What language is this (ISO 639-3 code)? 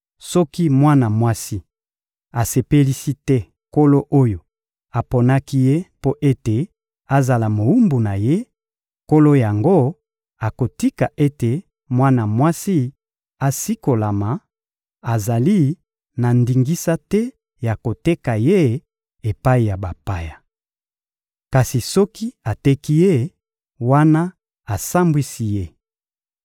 lin